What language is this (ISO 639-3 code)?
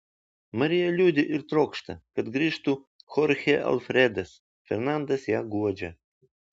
lit